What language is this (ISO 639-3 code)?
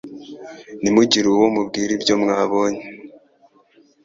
kin